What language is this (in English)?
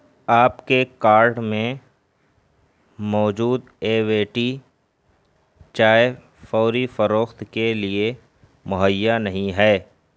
Urdu